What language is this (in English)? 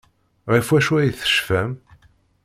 Kabyle